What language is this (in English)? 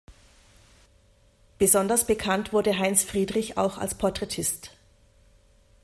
German